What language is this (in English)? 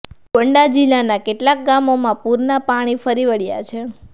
Gujarati